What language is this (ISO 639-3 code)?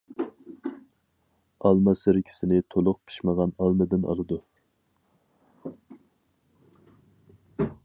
uig